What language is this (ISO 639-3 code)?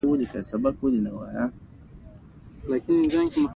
pus